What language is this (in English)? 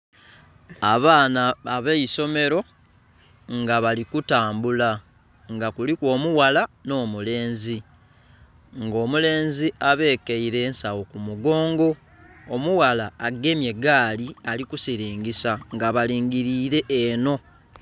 Soga